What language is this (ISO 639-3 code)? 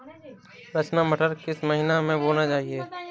hin